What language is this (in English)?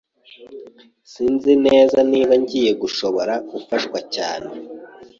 Kinyarwanda